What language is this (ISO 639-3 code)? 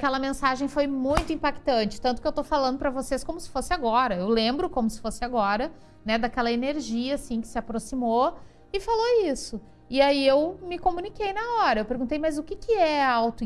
por